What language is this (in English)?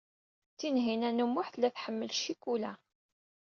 Kabyle